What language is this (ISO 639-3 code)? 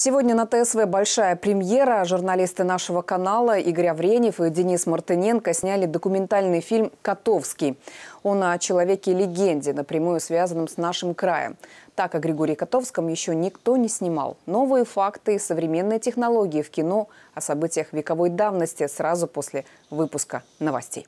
rus